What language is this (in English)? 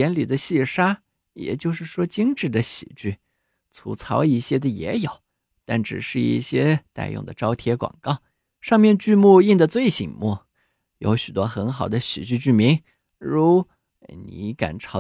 Chinese